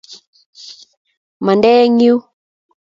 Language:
Kalenjin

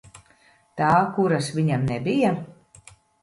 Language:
Latvian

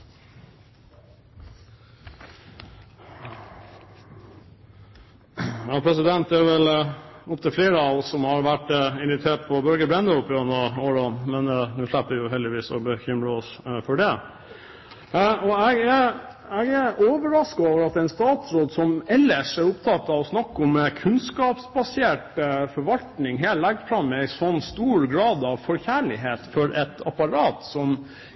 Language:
Norwegian Bokmål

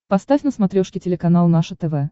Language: Russian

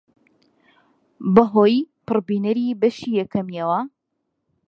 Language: Central Kurdish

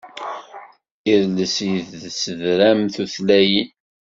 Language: Kabyle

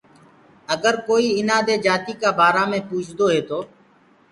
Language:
Gurgula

